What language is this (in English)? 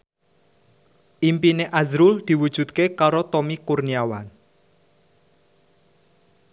Javanese